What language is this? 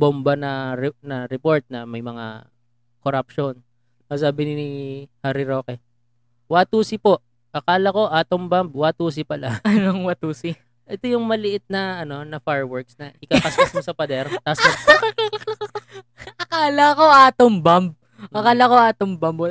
Filipino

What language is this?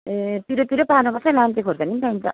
Nepali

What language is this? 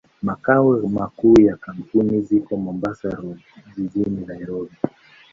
Swahili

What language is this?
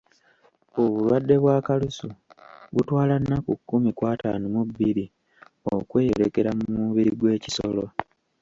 Ganda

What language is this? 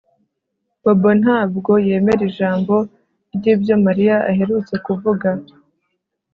Kinyarwanda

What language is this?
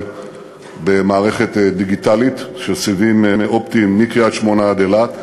Hebrew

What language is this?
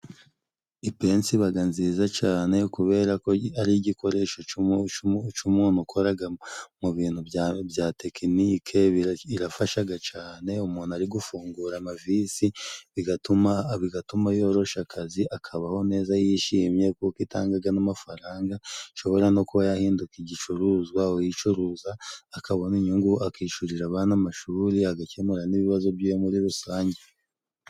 Kinyarwanda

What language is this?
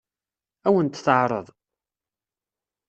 Kabyle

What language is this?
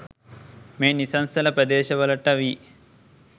Sinhala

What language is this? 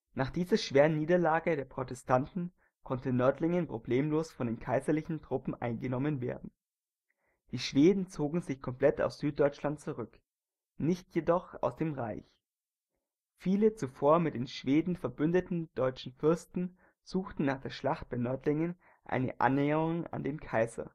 German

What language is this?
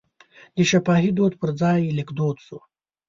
Pashto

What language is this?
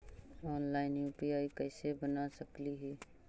Magahi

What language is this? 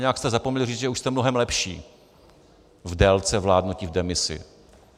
Czech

